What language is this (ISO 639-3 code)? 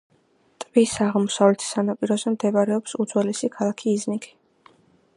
kat